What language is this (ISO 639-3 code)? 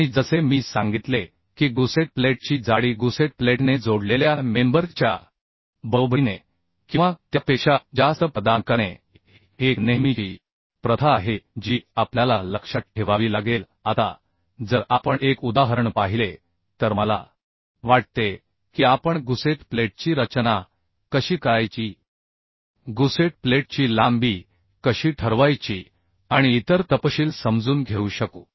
mar